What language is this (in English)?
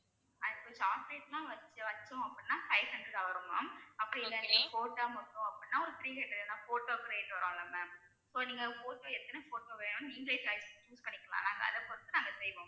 Tamil